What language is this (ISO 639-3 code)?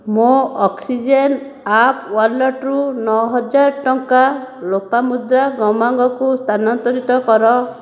ori